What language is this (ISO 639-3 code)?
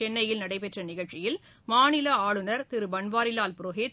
tam